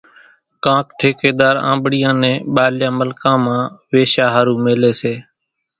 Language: Kachi Koli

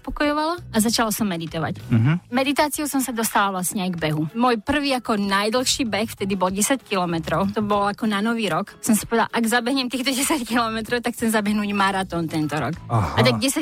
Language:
Slovak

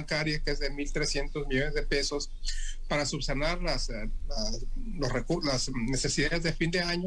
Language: Spanish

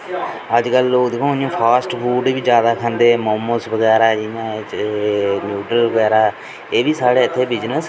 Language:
Dogri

